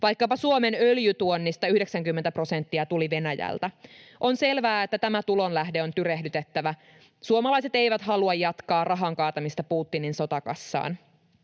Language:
Finnish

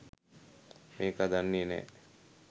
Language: Sinhala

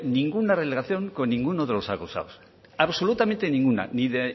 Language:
Spanish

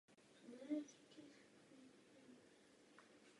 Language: Czech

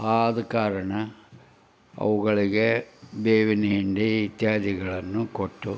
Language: Kannada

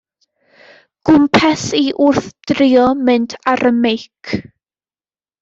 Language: Welsh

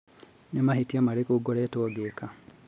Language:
Kikuyu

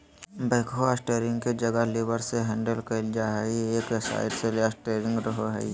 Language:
Magahi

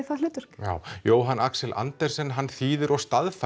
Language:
Icelandic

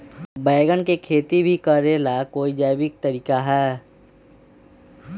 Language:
Magahi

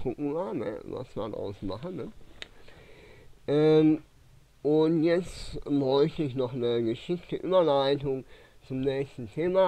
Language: German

